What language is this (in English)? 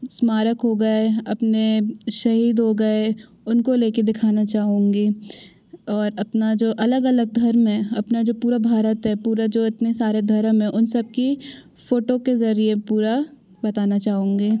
Hindi